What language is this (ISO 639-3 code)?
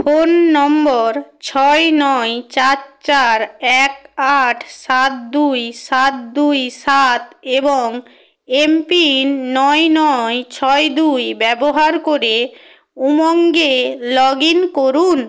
ben